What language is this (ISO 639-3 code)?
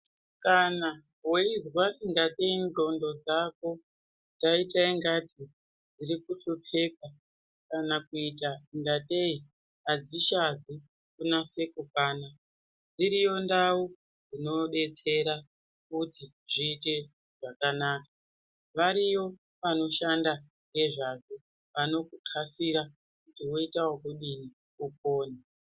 ndc